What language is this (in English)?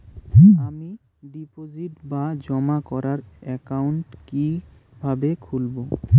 Bangla